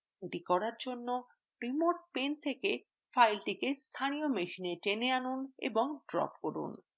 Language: Bangla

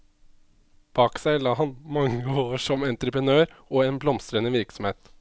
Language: Norwegian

